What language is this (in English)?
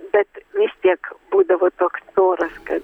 Lithuanian